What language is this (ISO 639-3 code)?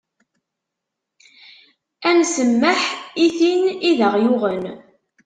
kab